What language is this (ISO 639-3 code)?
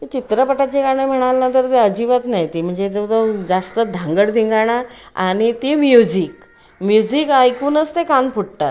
mar